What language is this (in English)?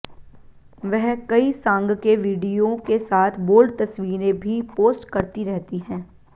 Hindi